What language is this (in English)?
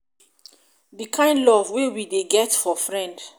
Nigerian Pidgin